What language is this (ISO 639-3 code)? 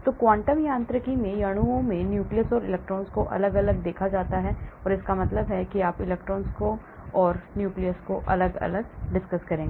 hin